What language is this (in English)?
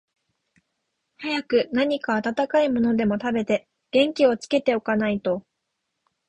Japanese